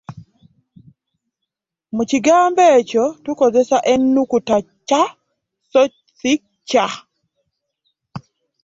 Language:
Ganda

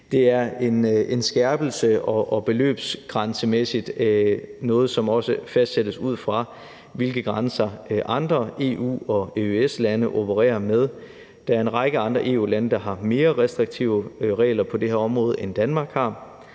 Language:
Danish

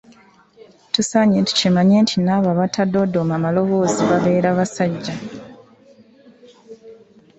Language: Ganda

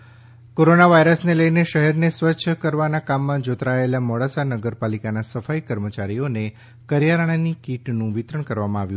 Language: Gujarati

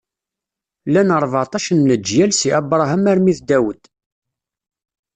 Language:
Kabyle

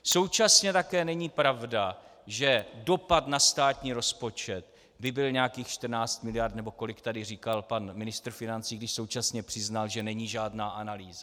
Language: Czech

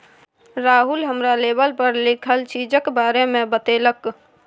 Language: Maithili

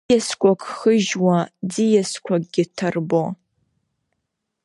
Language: Abkhazian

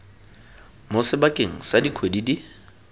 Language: Tswana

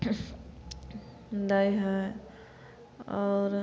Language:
Maithili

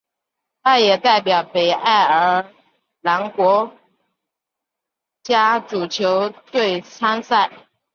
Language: Chinese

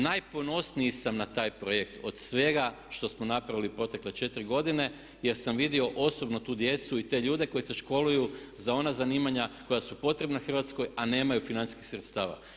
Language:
Croatian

